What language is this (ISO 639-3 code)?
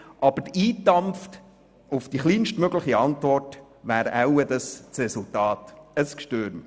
gsw